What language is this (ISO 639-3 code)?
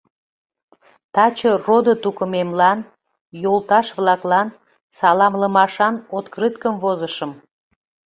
chm